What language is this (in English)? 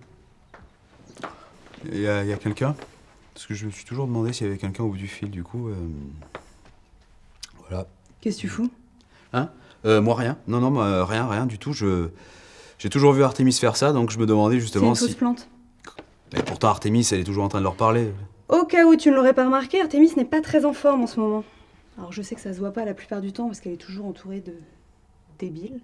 French